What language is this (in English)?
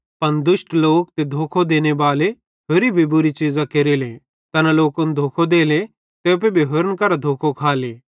Bhadrawahi